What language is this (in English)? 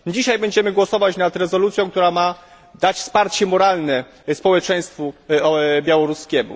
Polish